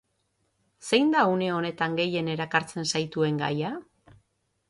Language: Basque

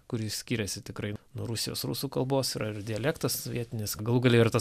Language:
Lithuanian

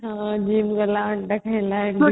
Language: Odia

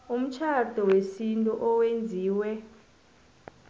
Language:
South Ndebele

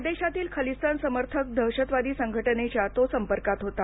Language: Marathi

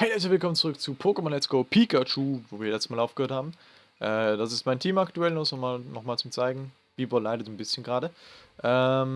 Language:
German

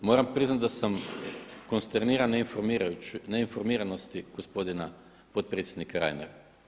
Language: Croatian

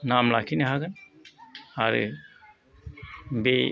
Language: Bodo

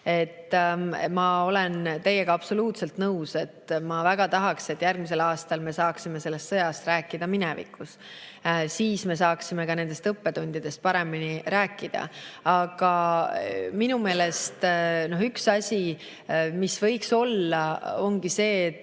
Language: Estonian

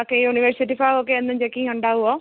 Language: Malayalam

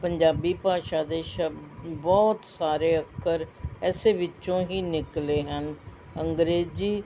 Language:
Punjabi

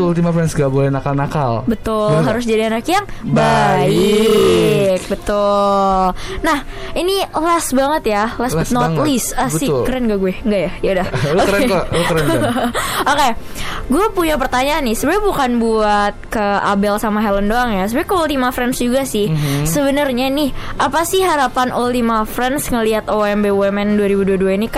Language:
Indonesian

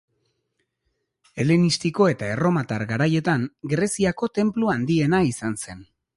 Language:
Basque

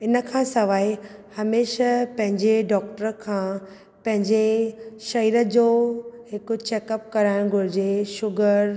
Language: Sindhi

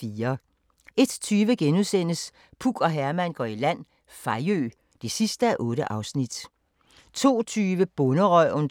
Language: Danish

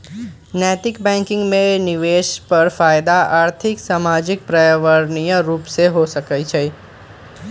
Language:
Magahi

